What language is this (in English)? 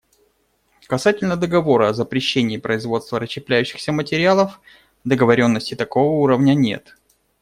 Russian